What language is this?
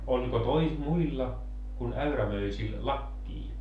Finnish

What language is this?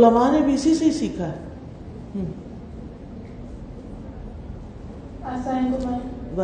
Urdu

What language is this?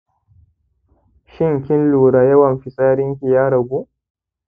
Hausa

